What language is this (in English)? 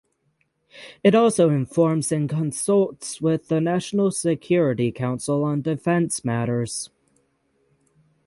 English